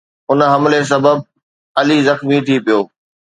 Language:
Sindhi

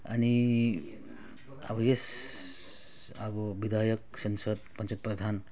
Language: Nepali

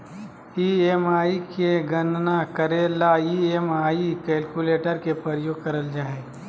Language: Magahi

